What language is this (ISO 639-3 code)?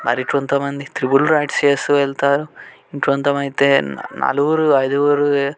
tel